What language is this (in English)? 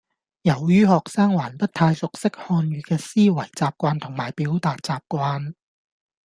Cantonese